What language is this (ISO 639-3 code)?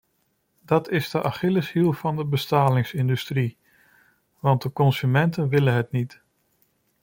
nld